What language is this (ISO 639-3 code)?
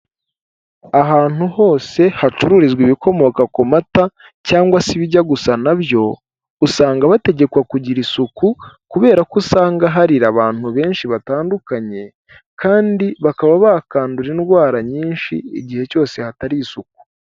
kin